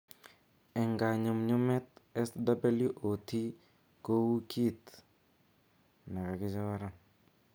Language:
Kalenjin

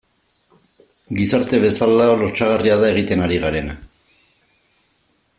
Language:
Basque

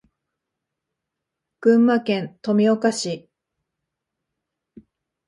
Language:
Japanese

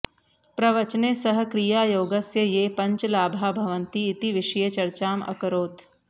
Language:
Sanskrit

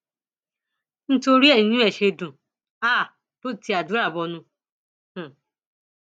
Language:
Yoruba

